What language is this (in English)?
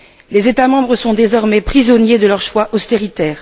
French